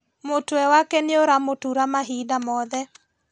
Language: Kikuyu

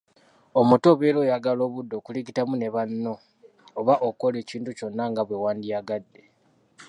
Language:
Ganda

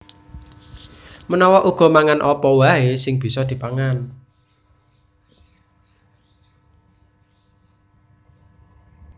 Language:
Javanese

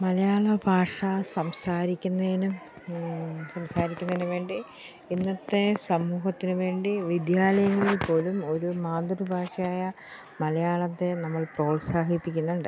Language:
Malayalam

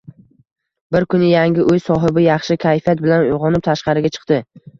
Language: Uzbek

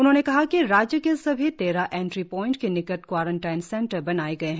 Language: Hindi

